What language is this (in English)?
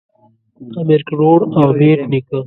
Pashto